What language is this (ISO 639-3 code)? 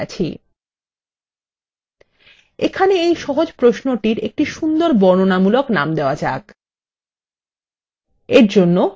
ben